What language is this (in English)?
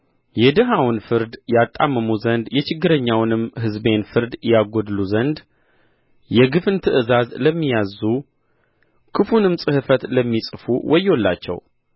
Amharic